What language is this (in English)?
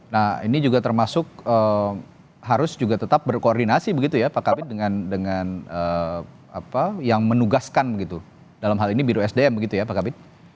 Indonesian